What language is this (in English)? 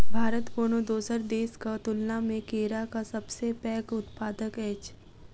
Maithili